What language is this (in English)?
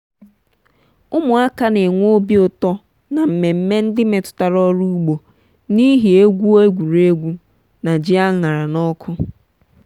Igbo